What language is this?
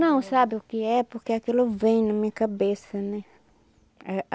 Portuguese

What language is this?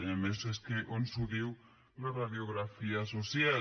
Catalan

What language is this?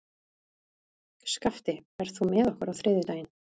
Icelandic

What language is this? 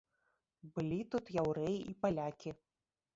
Belarusian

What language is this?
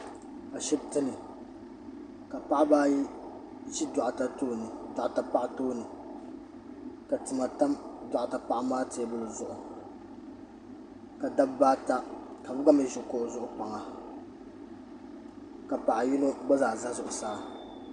Dagbani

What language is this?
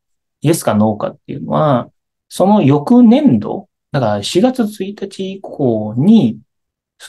Japanese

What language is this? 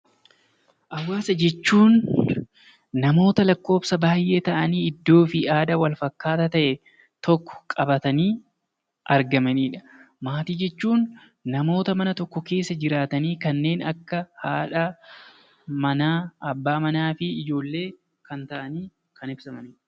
Oromo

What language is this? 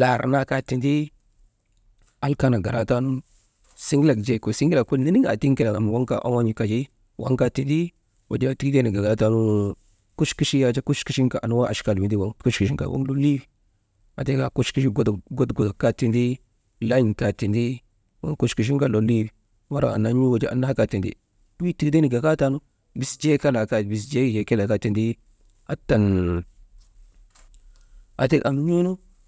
Maba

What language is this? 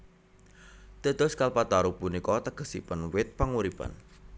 Javanese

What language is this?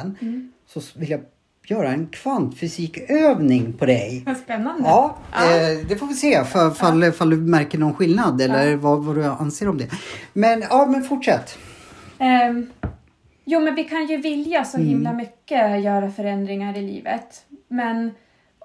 Swedish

